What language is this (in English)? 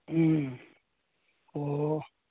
Manipuri